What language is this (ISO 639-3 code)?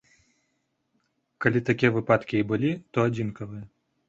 bel